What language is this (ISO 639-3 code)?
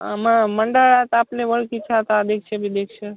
mar